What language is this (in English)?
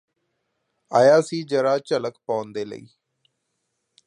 Punjabi